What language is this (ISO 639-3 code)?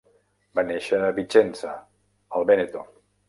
cat